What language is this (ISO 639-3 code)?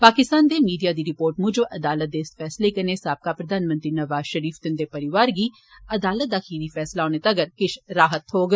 doi